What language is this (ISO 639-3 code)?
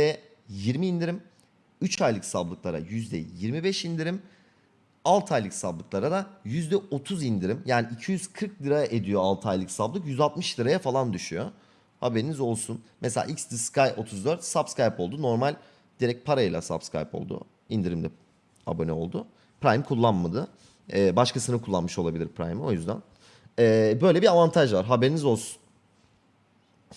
tur